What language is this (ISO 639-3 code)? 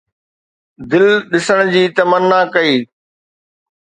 snd